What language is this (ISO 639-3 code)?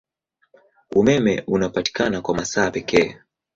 swa